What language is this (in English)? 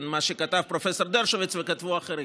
Hebrew